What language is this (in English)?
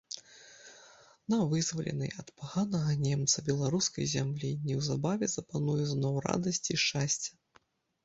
Belarusian